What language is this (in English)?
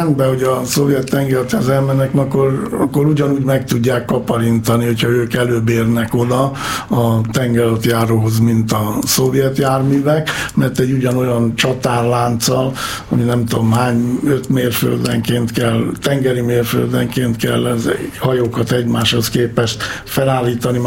Hungarian